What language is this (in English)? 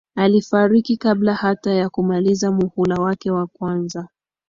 Swahili